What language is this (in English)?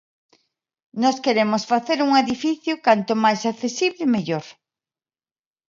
Galician